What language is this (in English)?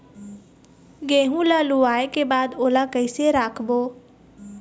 Chhattisgarhi